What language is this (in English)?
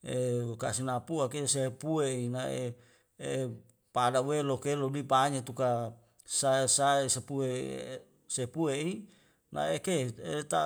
Wemale